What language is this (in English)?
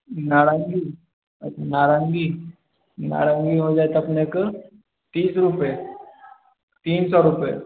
Maithili